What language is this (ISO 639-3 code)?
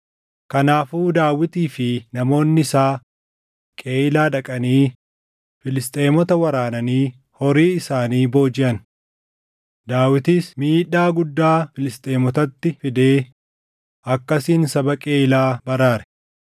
orm